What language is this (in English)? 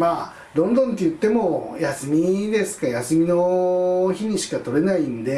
Japanese